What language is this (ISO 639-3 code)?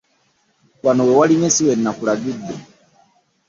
lug